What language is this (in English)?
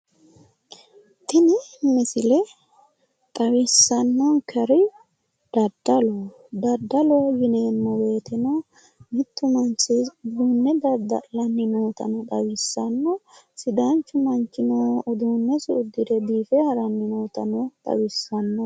Sidamo